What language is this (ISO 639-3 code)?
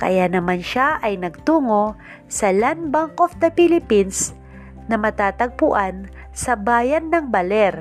fil